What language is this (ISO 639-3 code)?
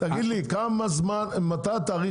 heb